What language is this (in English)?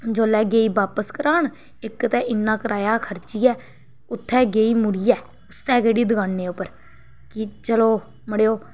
Dogri